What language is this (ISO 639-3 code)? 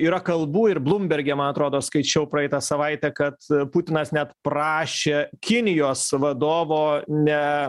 lit